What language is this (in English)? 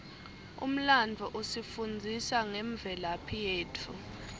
Swati